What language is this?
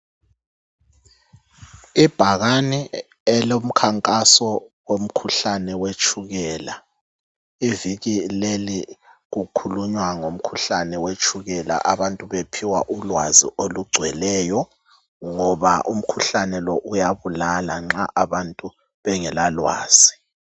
North Ndebele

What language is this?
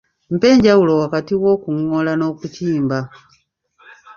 Ganda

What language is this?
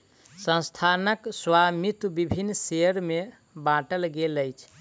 Maithili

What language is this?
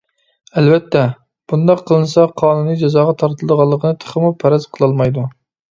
Uyghur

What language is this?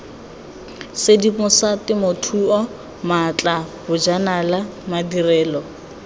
Tswana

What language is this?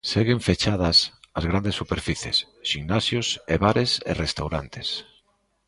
Galician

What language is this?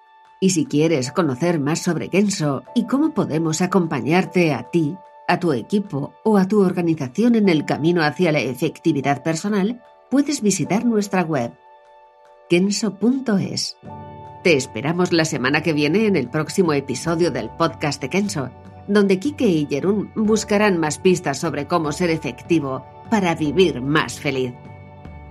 Spanish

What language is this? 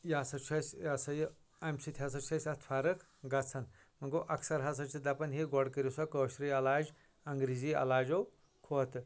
Kashmiri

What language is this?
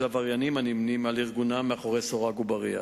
Hebrew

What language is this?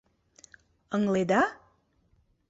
Mari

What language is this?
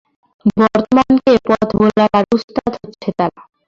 Bangla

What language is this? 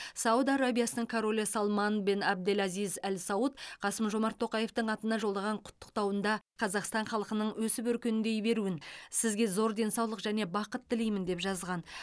Kazakh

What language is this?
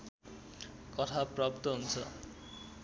Nepali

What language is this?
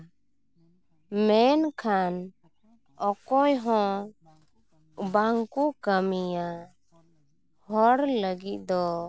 Santali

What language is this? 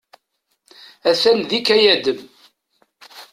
Kabyle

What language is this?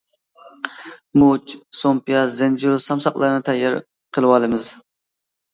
Uyghur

